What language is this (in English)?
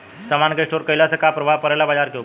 Bhojpuri